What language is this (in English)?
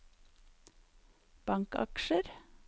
Norwegian